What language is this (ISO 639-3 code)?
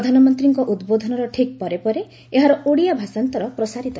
ori